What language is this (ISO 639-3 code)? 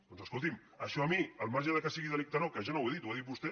cat